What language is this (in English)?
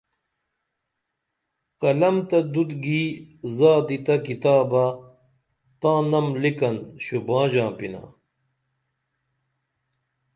Dameli